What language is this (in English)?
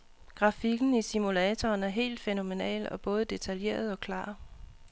Danish